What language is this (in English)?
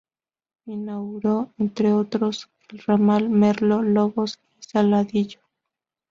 Spanish